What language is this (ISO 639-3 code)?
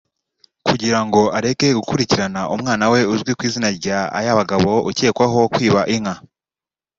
kin